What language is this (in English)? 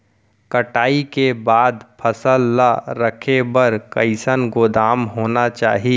Chhattisgarhi